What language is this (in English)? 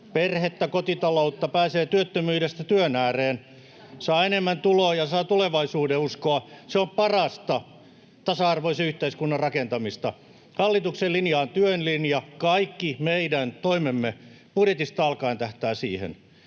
Finnish